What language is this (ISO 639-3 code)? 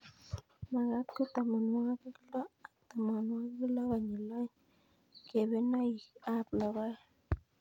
kln